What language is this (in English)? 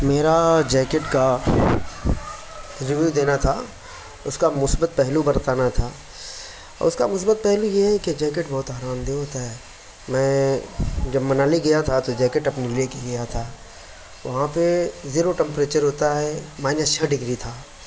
Urdu